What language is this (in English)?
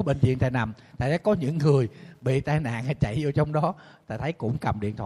Vietnamese